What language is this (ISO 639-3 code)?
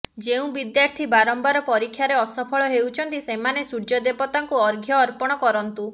ori